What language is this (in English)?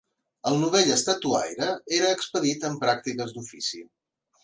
Catalan